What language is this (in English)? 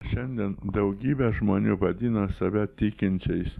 Lithuanian